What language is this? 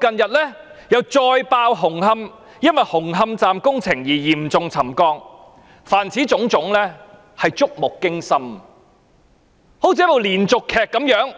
Cantonese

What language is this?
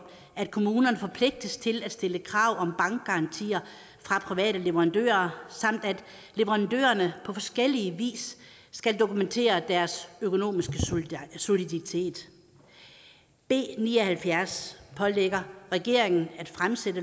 Danish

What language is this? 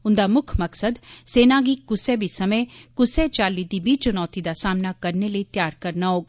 Dogri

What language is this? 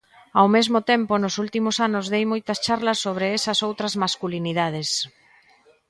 Galician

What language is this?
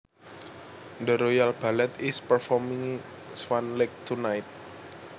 Javanese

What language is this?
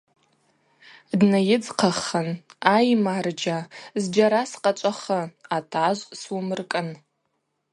Abaza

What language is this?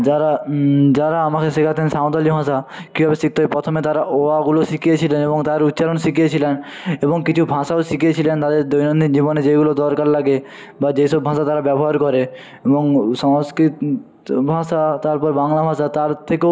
Bangla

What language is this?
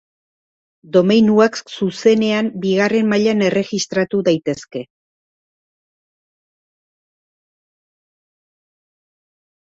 Basque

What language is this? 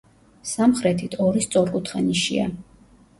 Georgian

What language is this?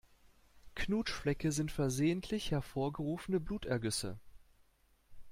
German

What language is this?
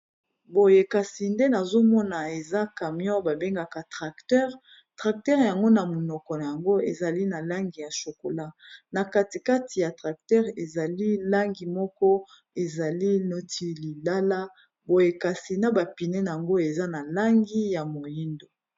Lingala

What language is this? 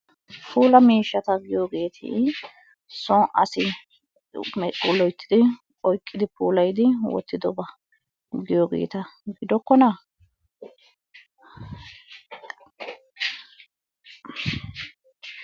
Wolaytta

